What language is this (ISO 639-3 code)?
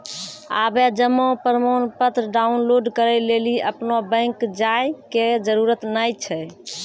mai